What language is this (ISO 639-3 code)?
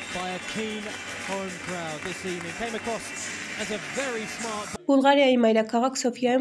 tur